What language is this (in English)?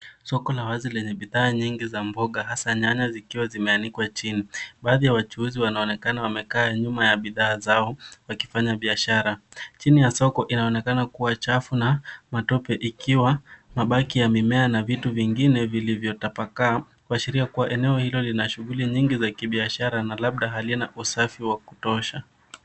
Swahili